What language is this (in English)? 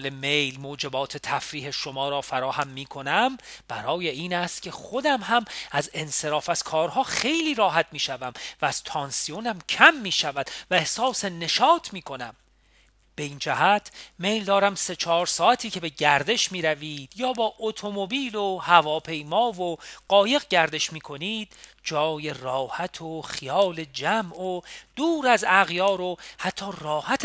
Persian